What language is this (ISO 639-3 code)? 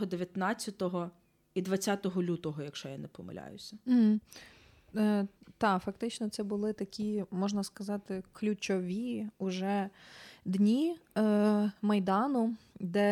ukr